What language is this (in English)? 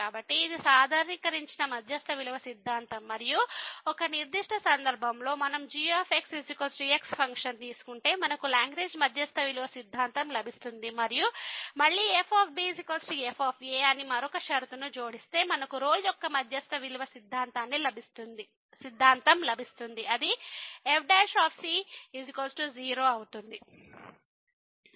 Telugu